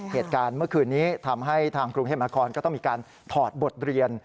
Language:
Thai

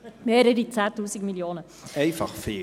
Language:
Swiss German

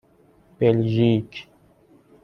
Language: Persian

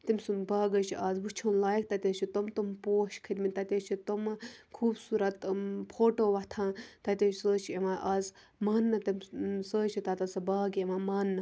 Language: Kashmiri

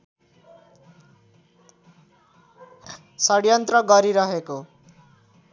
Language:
Nepali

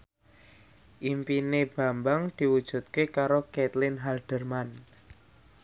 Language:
Javanese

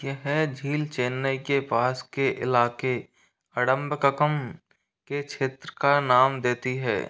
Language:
Hindi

